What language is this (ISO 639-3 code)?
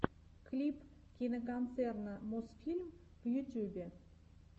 rus